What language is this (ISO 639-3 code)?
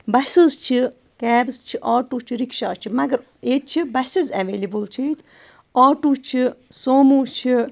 kas